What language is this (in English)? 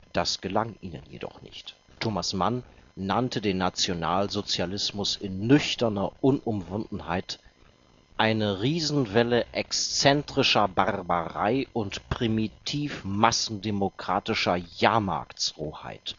German